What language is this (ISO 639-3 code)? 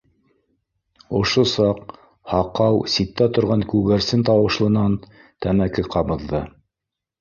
bak